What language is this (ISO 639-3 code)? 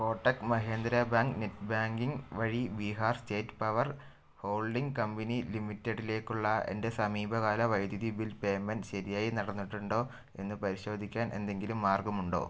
mal